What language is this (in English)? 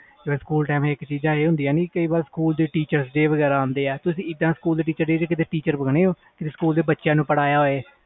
Punjabi